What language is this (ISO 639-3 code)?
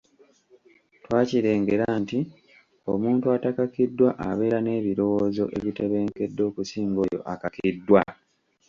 lug